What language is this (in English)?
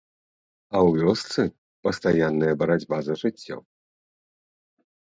Belarusian